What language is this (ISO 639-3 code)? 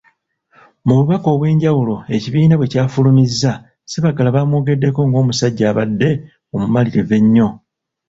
lug